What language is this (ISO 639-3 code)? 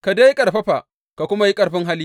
hau